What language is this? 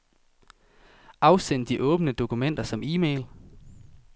Danish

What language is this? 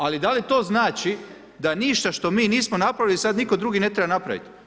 Croatian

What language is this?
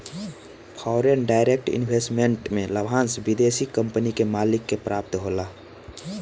Bhojpuri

